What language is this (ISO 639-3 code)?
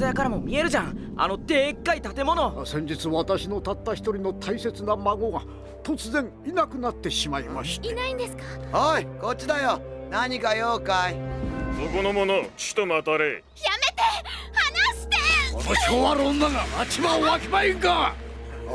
jpn